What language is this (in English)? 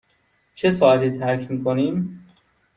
Persian